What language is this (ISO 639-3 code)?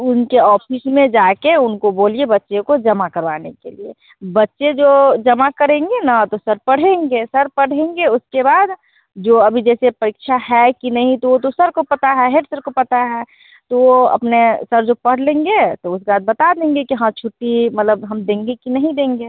hin